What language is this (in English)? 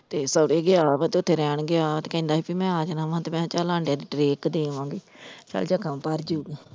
Punjabi